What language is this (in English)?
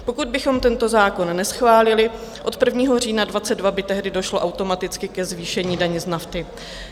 Czech